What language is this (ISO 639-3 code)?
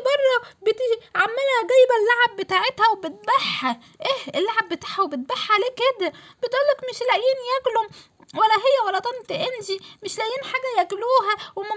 ara